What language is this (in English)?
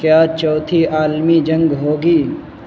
Urdu